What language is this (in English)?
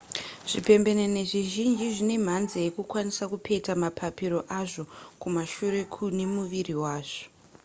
Shona